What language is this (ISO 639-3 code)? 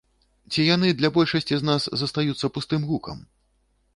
bel